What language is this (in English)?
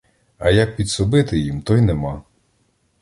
Ukrainian